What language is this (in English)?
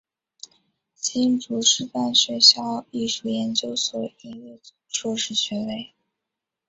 Chinese